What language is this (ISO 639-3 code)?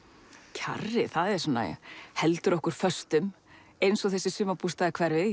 isl